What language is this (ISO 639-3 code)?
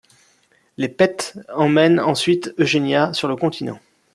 fra